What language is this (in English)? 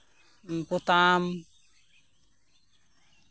Santali